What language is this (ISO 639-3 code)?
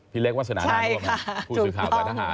tha